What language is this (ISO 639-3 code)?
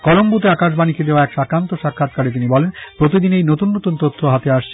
ben